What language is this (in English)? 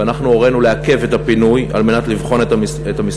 Hebrew